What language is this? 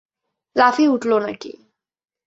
Bangla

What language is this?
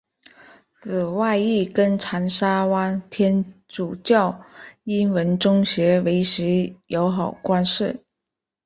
Chinese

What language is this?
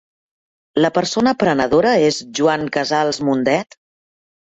Catalan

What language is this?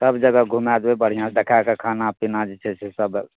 Maithili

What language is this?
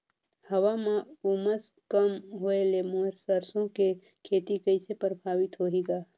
Chhattisgarhi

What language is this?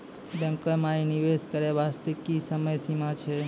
Maithili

